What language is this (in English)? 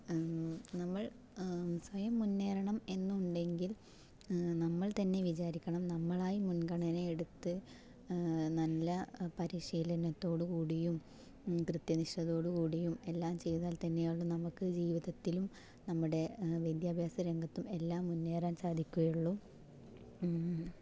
Malayalam